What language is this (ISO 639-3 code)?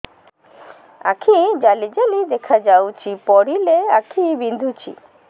ori